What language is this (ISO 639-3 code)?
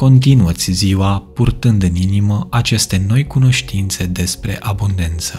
ron